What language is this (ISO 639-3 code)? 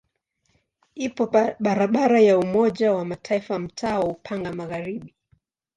swa